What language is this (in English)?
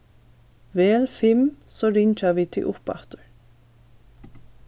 Faroese